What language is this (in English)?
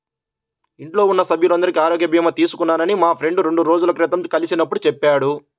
Telugu